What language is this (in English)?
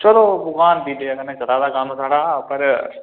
Dogri